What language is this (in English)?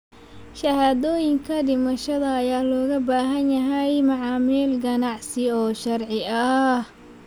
Somali